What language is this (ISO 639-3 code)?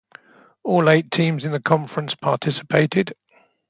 eng